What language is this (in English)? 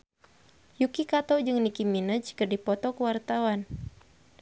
Sundanese